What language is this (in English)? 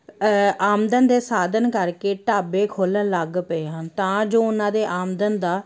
Punjabi